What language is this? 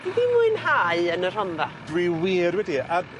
Welsh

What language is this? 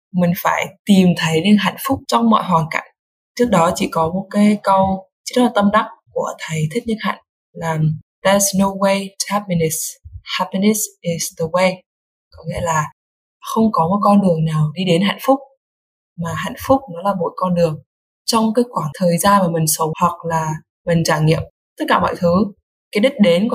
Vietnamese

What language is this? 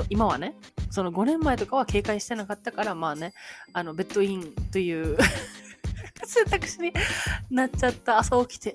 Japanese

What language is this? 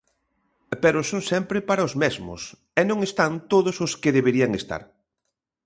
Galician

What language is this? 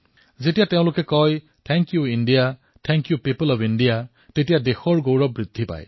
Assamese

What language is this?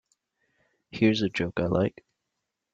English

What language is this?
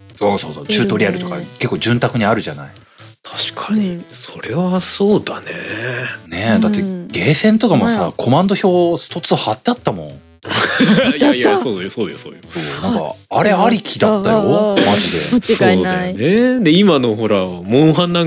Japanese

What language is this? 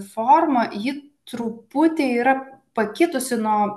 Lithuanian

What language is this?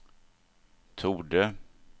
Swedish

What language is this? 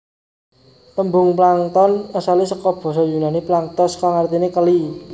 Javanese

